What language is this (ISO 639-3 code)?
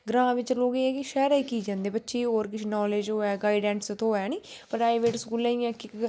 doi